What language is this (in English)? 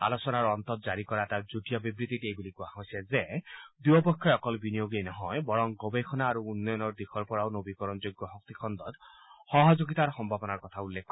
Assamese